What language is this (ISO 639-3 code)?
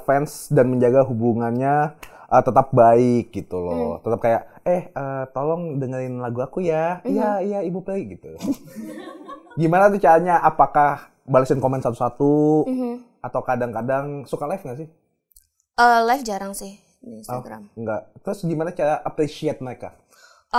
ind